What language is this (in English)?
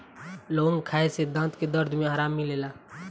Bhojpuri